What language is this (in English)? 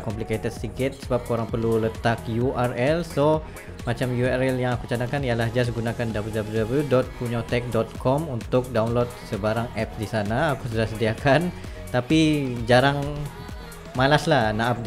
Malay